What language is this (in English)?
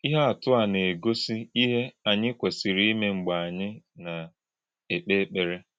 Igbo